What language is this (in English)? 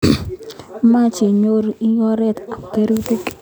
Kalenjin